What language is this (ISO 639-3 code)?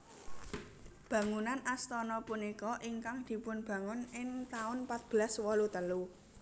jav